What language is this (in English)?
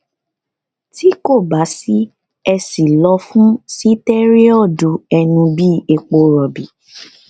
Yoruba